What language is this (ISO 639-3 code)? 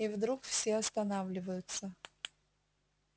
rus